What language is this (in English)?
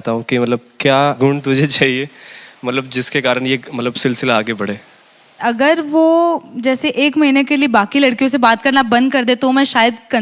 Hindi